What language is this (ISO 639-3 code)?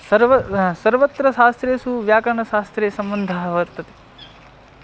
san